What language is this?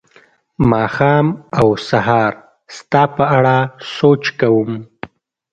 Pashto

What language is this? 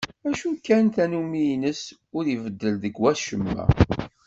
Kabyle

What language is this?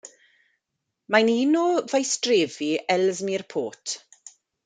Welsh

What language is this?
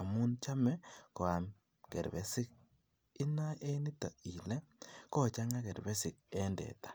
Kalenjin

